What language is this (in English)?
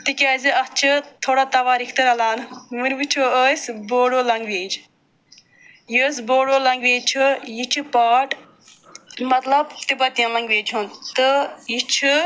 Kashmiri